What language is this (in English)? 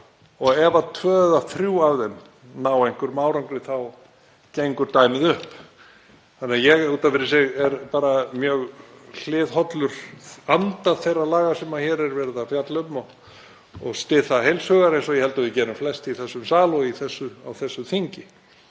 Icelandic